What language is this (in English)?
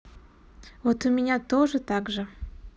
Russian